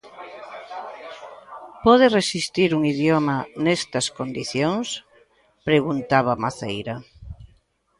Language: Galician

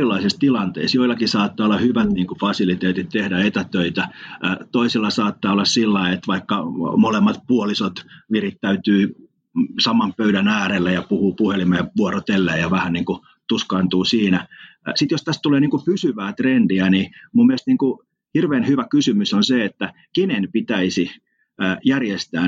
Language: Finnish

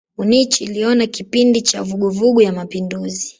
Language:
Swahili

